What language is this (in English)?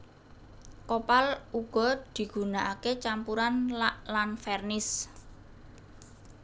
Javanese